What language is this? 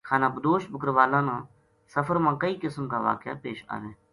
Gujari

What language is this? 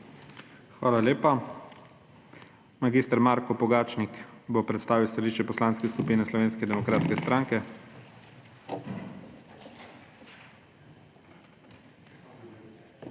Slovenian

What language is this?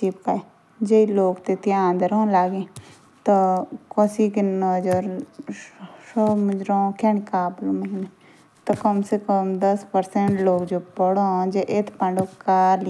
Jaunsari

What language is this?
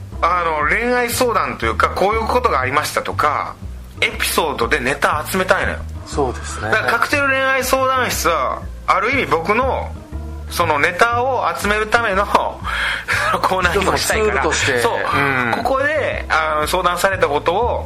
Japanese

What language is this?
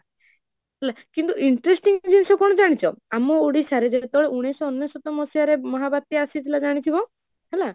Odia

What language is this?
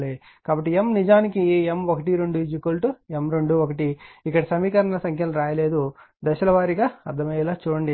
Telugu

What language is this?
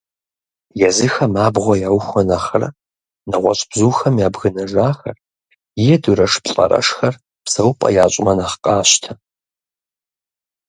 Kabardian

